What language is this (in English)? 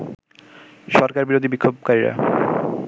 Bangla